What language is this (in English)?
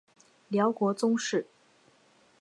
Chinese